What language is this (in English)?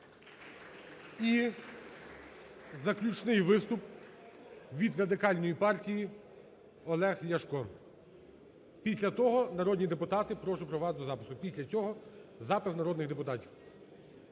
Ukrainian